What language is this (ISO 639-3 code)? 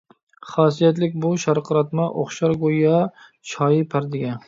uig